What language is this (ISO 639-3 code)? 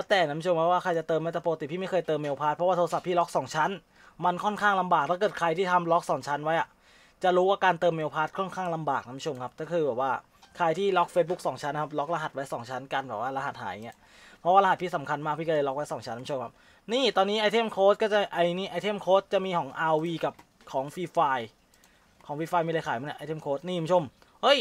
tha